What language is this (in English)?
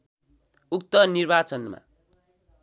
Nepali